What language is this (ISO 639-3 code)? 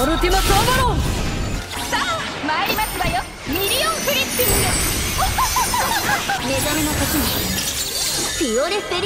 jpn